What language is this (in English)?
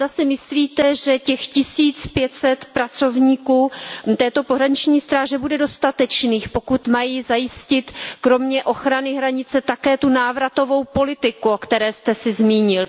Czech